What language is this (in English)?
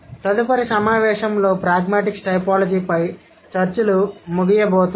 Telugu